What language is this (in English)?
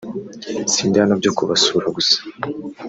Kinyarwanda